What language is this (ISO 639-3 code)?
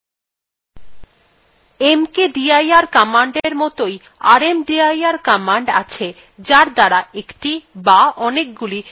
ben